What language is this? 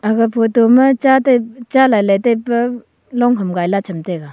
Wancho Naga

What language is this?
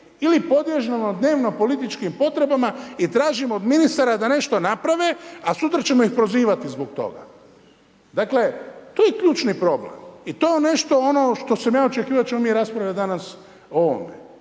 Croatian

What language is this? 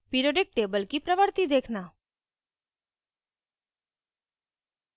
Hindi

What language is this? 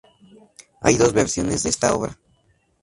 Spanish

